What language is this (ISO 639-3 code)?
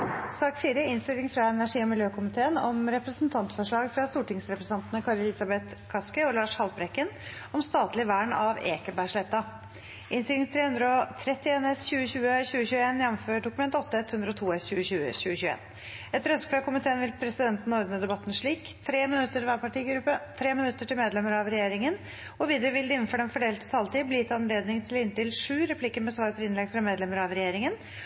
nob